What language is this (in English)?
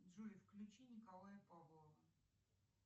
Russian